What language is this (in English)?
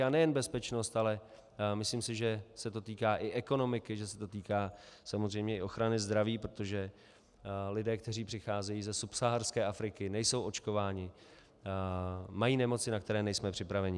Czech